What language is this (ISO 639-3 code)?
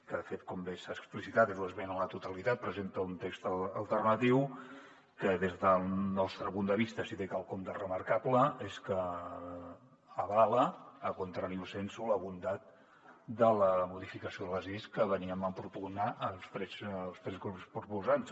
cat